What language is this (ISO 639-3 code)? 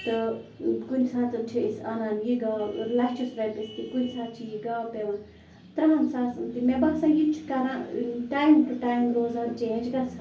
kas